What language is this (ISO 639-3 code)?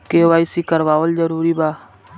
bho